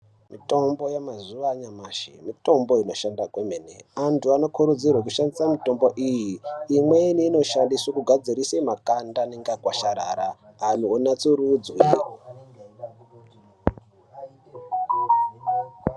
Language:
Ndau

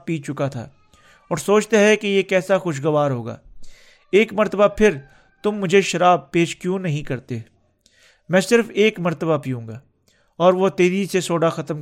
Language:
Urdu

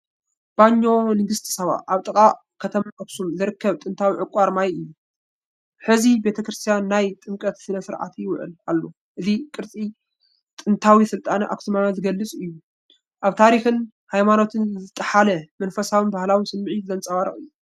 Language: Tigrinya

